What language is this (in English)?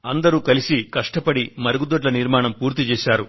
Telugu